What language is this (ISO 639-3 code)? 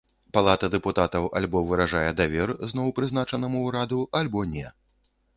bel